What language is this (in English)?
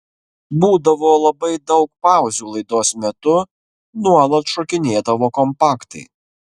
Lithuanian